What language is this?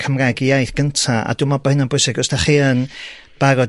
Welsh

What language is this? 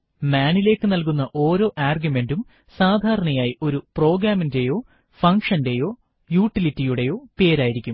Malayalam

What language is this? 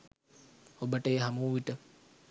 Sinhala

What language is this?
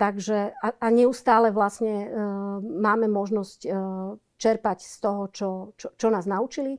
Slovak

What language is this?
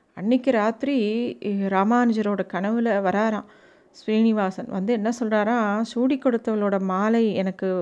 Tamil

